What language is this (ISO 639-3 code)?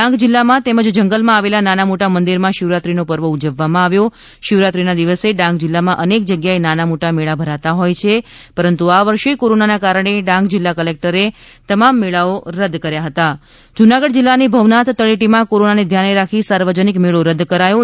guj